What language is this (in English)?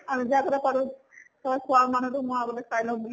Assamese